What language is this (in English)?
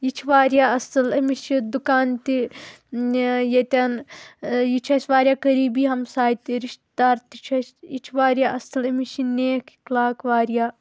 Kashmiri